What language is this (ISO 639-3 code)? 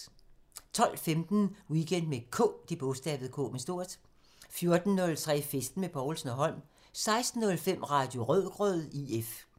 dan